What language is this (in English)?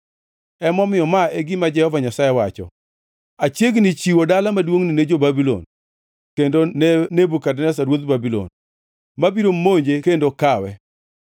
Luo (Kenya and Tanzania)